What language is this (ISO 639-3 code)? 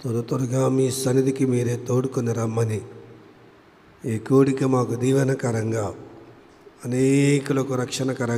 hin